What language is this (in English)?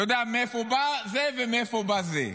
Hebrew